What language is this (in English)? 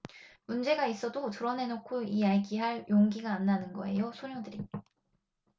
Korean